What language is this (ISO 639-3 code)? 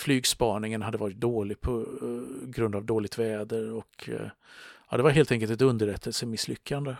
swe